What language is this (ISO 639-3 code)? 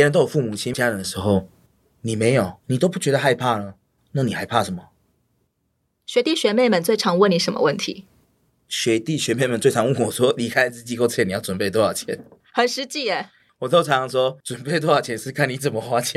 zho